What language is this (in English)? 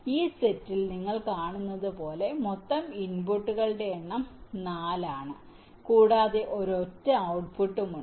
Malayalam